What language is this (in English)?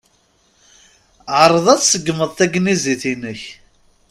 Kabyle